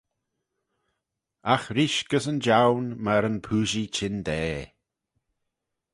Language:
Manx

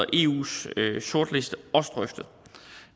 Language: Danish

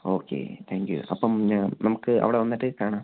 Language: Malayalam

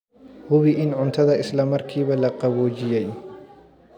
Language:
Somali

